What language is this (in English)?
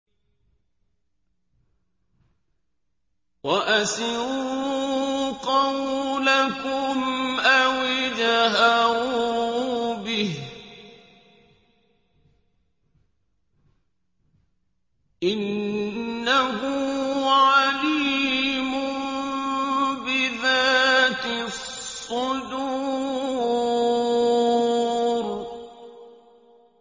Arabic